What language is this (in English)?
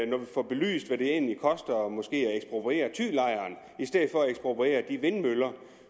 Danish